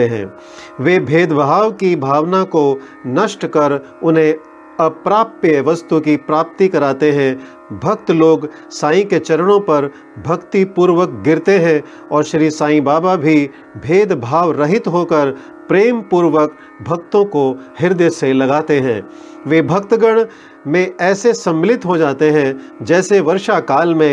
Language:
Hindi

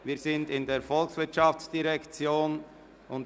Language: Swiss German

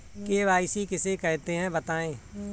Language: Hindi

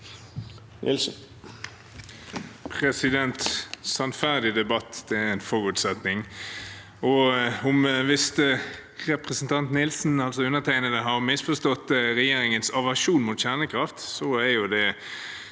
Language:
Norwegian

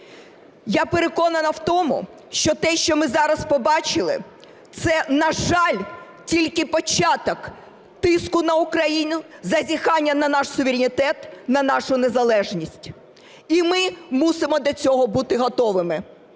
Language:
Ukrainian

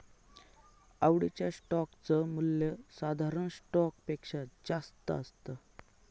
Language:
Marathi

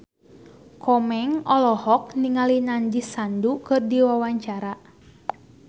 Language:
Sundanese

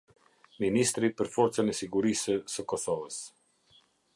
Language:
Albanian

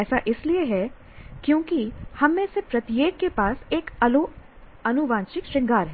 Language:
Hindi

